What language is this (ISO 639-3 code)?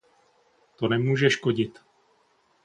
ces